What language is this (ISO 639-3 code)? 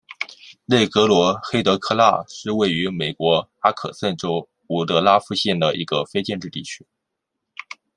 zho